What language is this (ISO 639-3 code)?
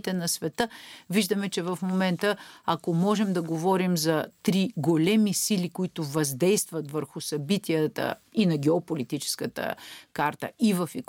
bul